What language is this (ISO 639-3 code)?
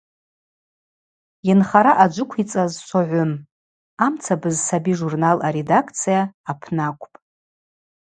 abq